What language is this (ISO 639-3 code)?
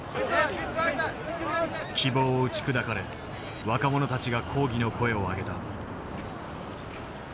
jpn